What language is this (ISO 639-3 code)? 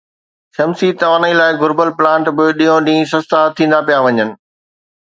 snd